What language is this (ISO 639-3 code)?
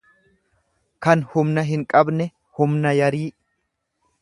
orm